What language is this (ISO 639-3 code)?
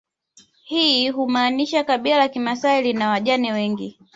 swa